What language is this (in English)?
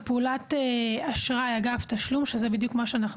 Hebrew